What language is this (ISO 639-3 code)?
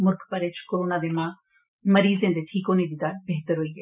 doi